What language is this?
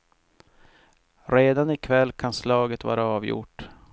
Swedish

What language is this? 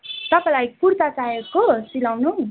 Nepali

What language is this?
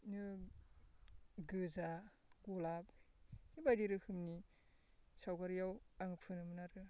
Bodo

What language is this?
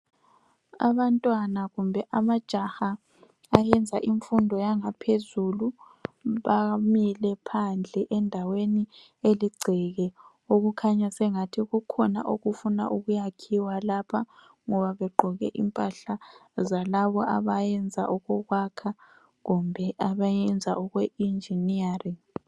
North Ndebele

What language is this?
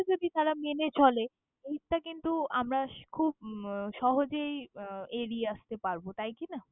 Bangla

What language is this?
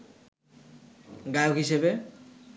Bangla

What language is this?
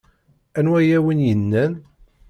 Kabyle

